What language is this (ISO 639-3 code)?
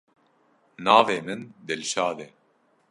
kur